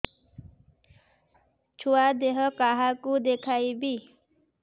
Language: Odia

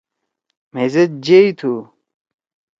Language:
Torwali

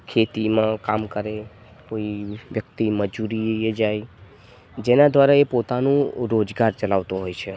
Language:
Gujarati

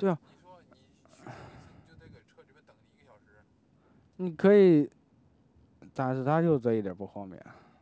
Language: Chinese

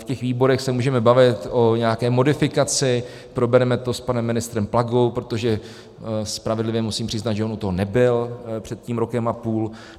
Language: Czech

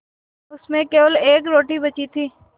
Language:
Hindi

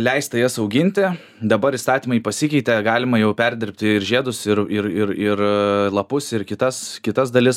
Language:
Lithuanian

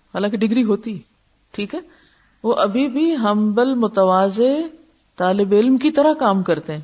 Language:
Urdu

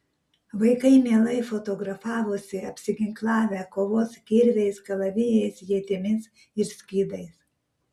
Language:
Lithuanian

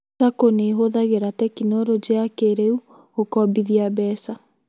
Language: Kikuyu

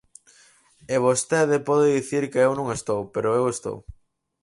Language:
Galician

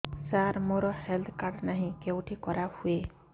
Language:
Odia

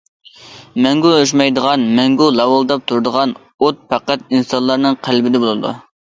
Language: Uyghur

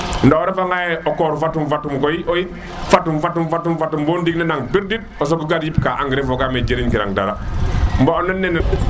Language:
Serer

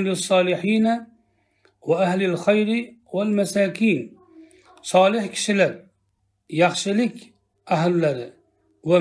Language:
Turkish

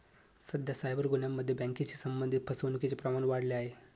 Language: Marathi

